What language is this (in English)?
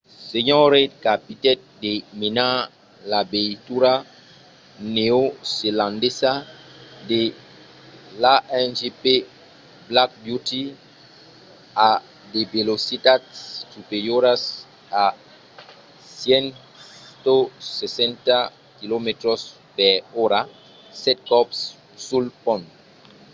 Occitan